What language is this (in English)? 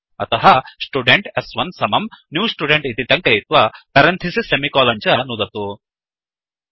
Sanskrit